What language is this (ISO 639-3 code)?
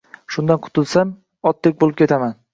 uzb